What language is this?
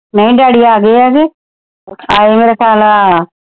Punjabi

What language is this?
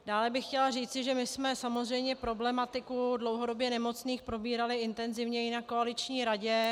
Czech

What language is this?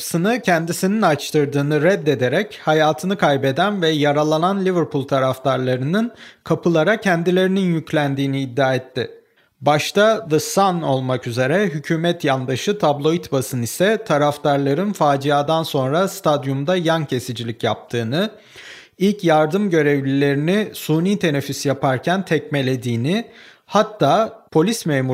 Turkish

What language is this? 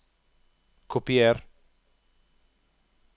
Norwegian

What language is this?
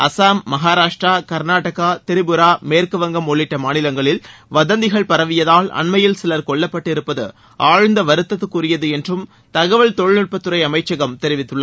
Tamil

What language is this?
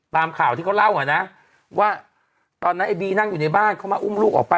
Thai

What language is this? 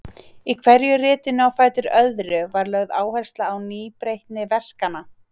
Icelandic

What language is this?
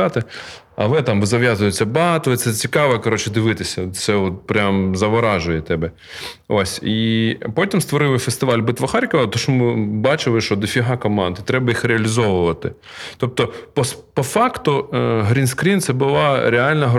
Ukrainian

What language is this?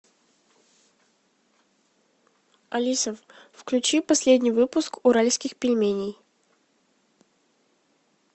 Russian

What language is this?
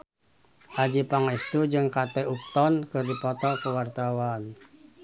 Sundanese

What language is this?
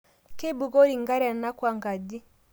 Masai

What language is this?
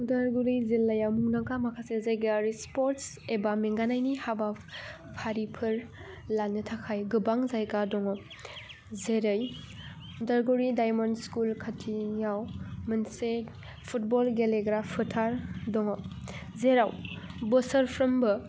Bodo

